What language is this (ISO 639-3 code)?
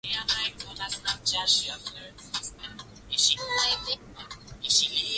swa